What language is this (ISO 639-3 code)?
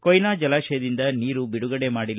kan